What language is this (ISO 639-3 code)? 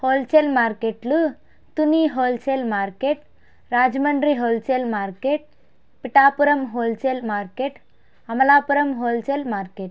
tel